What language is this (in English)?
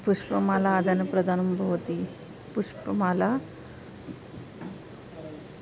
Sanskrit